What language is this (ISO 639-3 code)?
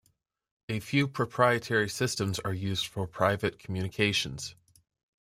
eng